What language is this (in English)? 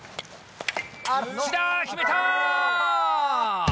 Japanese